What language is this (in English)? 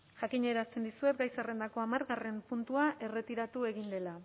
Basque